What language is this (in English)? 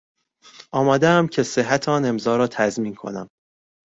Persian